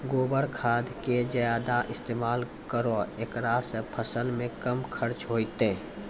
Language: Maithili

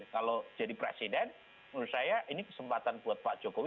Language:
Indonesian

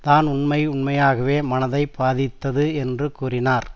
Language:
Tamil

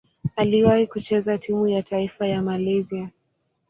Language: Swahili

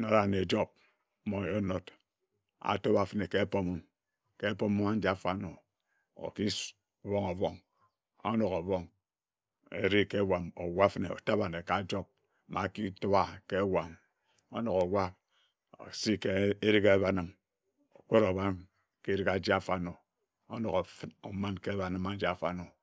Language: Ejagham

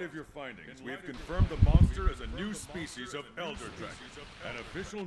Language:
Portuguese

